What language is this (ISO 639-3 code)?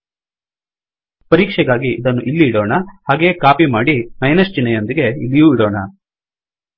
kan